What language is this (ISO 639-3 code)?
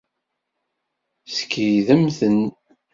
kab